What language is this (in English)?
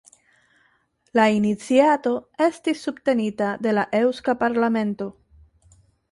Esperanto